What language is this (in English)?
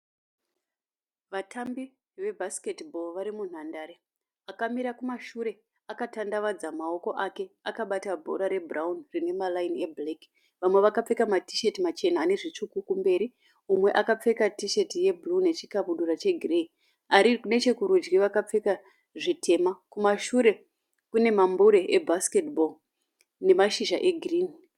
Shona